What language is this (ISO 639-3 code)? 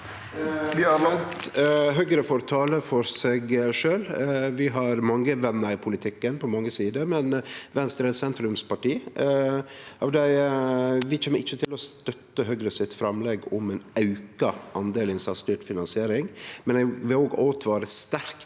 nor